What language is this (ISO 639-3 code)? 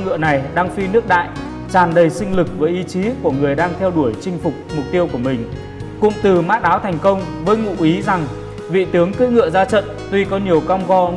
vie